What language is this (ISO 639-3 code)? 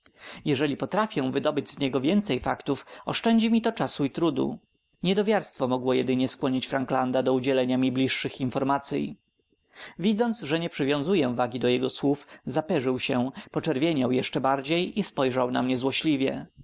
pol